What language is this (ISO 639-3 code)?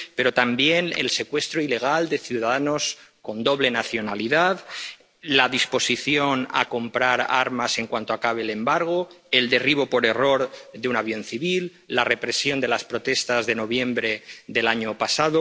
spa